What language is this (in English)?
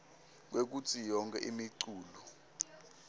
Swati